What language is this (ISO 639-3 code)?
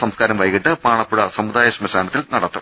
mal